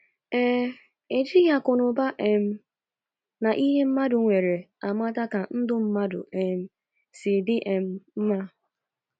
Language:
Igbo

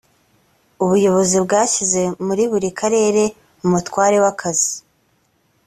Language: Kinyarwanda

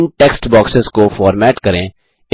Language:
Hindi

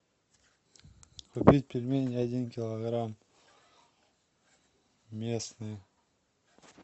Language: Russian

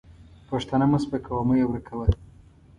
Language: Pashto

